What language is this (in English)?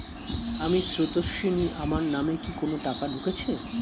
Bangla